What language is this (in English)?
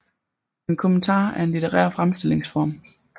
Danish